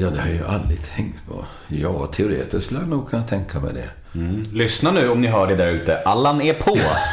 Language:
Swedish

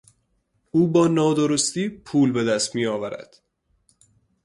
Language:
Persian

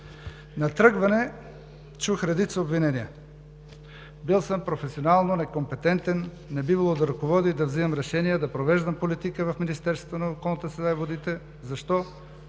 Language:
Bulgarian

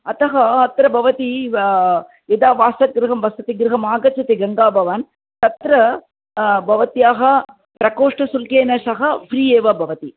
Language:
Sanskrit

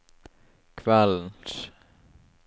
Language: Norwegian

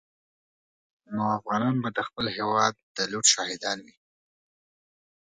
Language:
Pashto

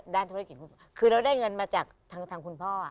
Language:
Thai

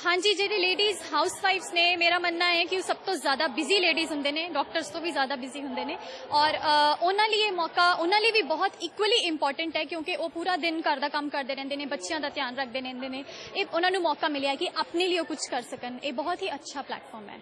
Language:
Hindi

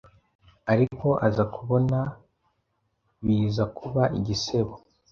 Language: Kinyarwanda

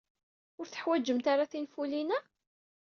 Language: Kabyle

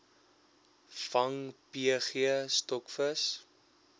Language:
Afrikaans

